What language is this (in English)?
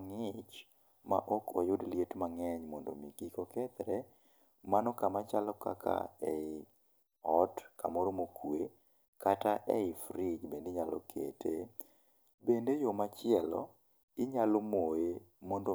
Luo (Kenya and Tanzania)